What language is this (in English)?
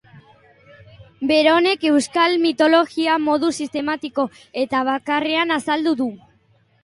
Basque